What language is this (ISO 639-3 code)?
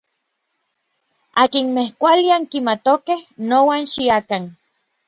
nlv